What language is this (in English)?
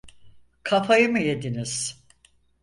Turkish